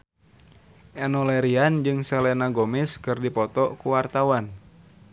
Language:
Sundanese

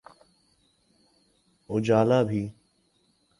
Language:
Urdu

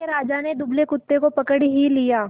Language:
Hindi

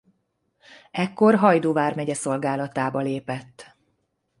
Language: Hungarian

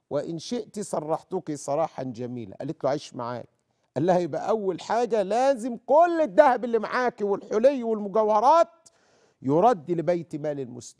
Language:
Arabic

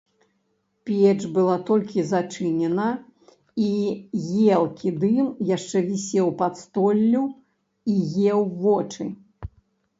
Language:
Belarusian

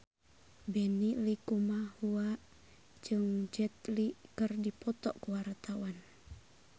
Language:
Sundanese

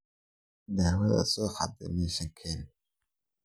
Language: Somali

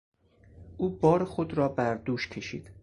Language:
Persian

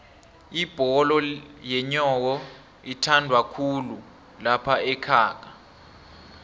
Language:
South Ndebele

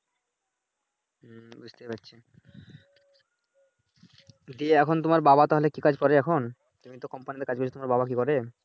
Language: Bangla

